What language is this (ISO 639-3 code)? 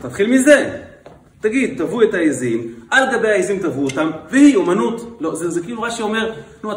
heb